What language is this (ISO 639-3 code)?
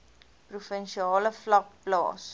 afr